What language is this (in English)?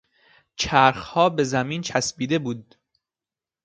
Persian